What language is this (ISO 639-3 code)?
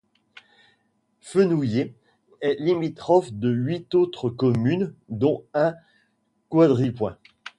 fra